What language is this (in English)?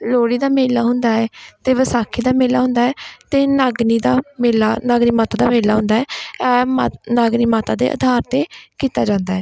Punjabi